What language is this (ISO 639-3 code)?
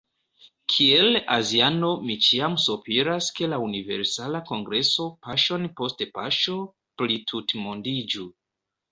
epo